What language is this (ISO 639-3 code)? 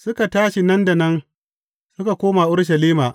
hau